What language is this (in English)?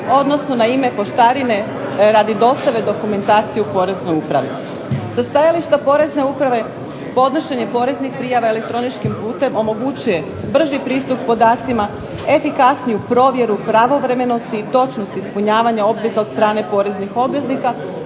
Croatian